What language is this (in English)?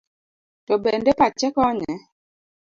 Luo (Kenya and Tanzania)